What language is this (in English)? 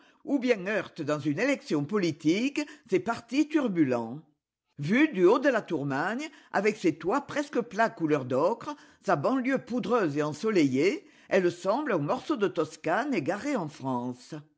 French